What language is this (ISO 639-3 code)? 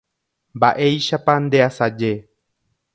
grn